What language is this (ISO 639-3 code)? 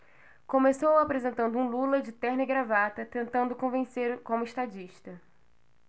por